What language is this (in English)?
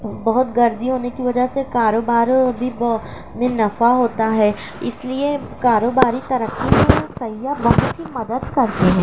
Urdu